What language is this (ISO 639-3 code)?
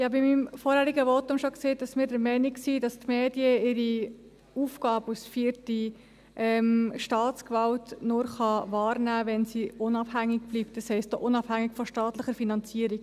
gsw